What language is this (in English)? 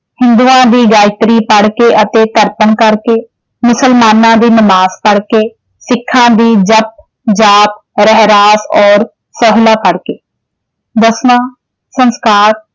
Punjabi